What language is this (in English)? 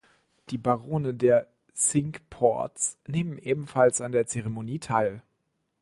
German